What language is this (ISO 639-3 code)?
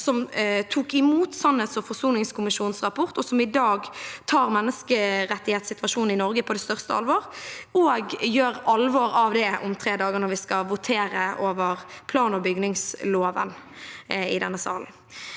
nor